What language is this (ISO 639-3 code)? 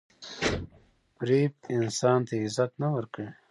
pus